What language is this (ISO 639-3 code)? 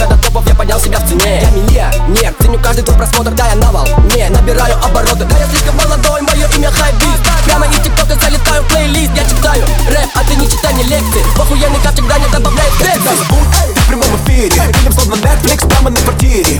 rus